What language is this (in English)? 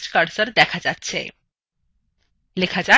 Bangla